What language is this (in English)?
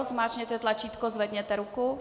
Czech